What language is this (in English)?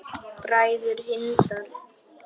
Icelandic